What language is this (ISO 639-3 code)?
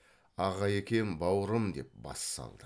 kaz